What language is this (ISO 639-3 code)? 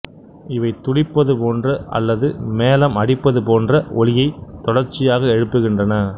tam